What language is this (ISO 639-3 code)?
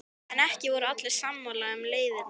isl